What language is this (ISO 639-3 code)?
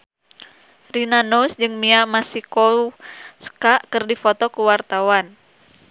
sun